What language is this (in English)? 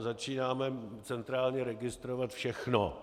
Czech